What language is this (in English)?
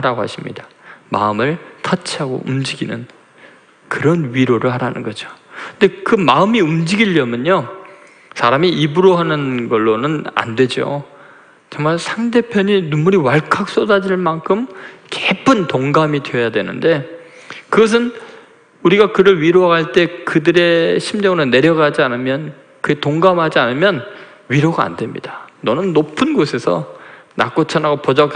Korean